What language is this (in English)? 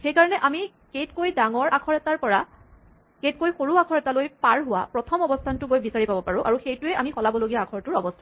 Assamese